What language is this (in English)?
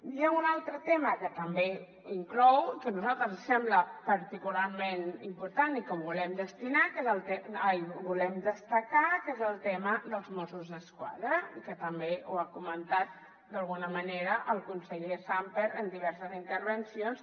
Catalan